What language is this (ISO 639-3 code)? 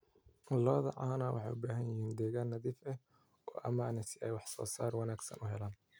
som